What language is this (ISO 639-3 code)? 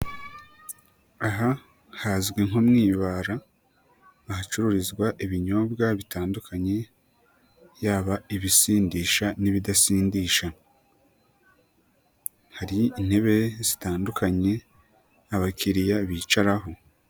kin